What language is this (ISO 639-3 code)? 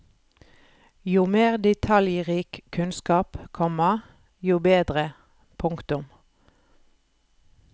nor